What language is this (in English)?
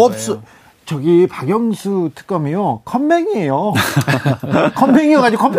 Korean